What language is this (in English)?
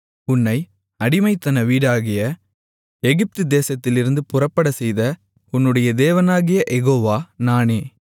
Tamil